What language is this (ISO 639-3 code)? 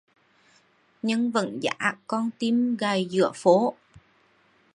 vie